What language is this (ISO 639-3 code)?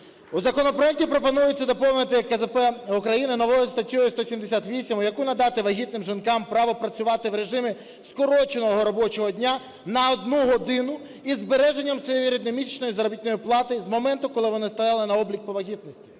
ukr